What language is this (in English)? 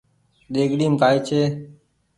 Goaria